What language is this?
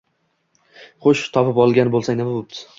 Uzbek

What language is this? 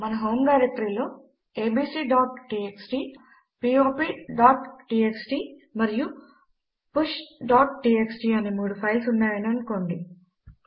Telugu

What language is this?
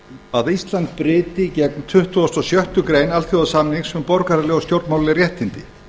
Icelandic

